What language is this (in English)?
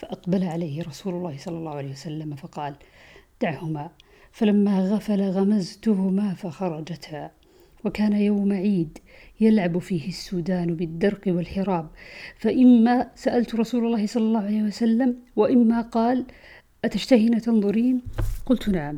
Arabic